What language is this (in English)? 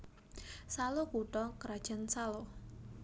Javanese